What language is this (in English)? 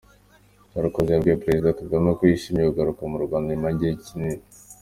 Kinyarwanda